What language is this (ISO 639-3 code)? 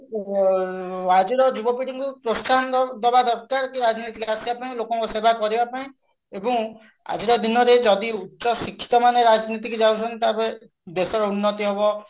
ori